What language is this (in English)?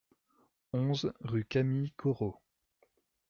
French